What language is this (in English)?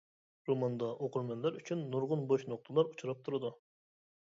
Uyghur